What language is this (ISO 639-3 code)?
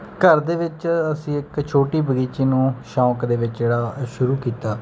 pan